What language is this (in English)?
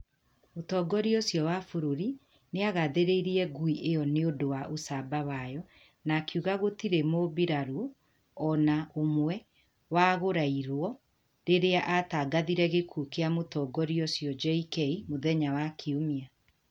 Kikuyu